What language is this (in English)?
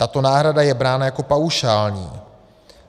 Czech